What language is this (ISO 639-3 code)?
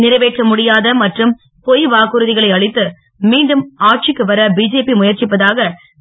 tam